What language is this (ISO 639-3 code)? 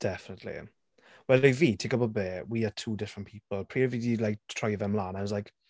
cym